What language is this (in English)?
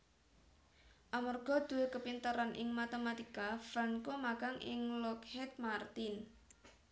Javanese